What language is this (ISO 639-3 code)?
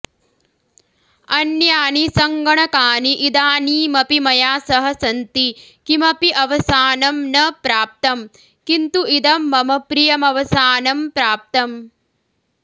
san